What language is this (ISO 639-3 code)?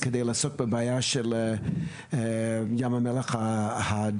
heb